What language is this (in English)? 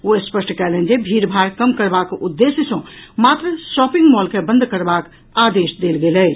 Maithili